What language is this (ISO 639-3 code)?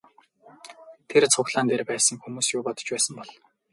mon